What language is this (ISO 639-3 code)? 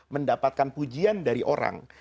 ind